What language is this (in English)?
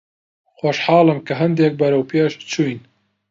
Central Kurdish